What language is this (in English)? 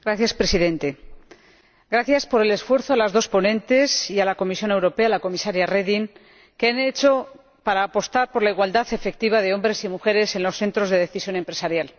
Spanish